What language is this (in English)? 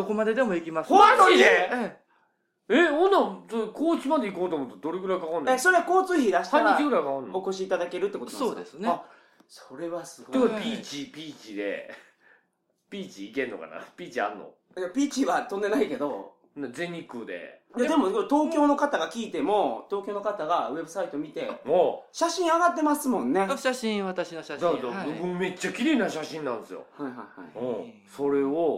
Japanese